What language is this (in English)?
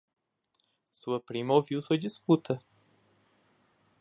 Portuguese